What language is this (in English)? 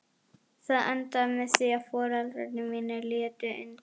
Icelandic